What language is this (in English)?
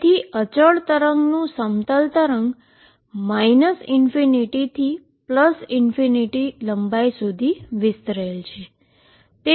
Gujarati